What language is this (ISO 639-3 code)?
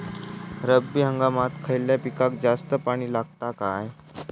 mar